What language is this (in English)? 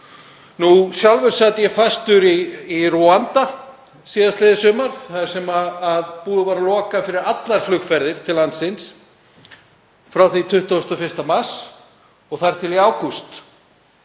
Icelandic